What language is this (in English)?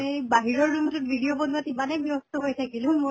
Assamese